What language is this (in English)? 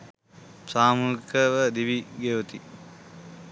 Sinhala